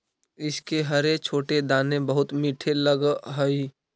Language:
Magahi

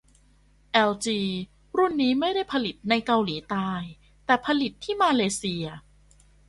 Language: Thai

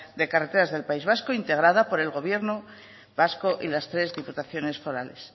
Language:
Spanish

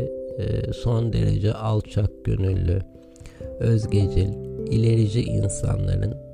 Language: Turkish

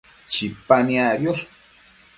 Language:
Matsés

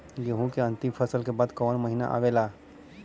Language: Bhojpuri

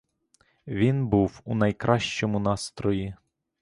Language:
Ukrainian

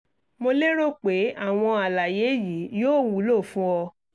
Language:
Yoruba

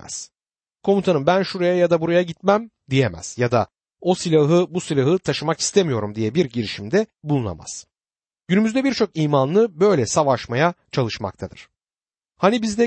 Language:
Turkish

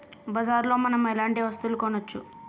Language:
Telugu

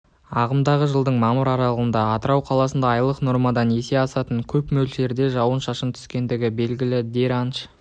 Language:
Kazakh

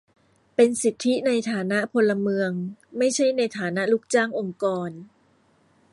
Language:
Thai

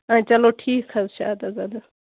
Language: Kashmiri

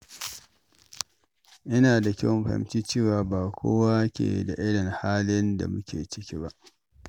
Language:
Hausa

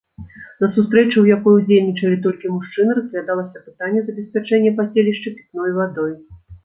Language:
Belarusian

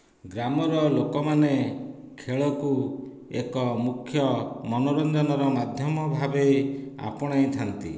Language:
Odia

